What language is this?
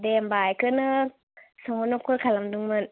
Bodo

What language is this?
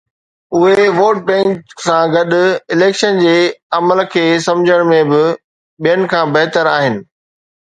Sindhi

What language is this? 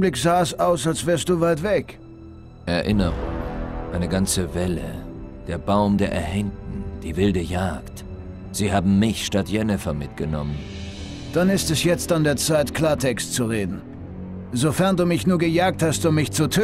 German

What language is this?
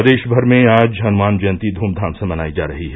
Hindi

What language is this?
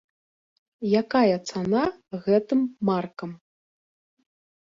Belarusian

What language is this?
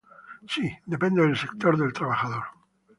Spanish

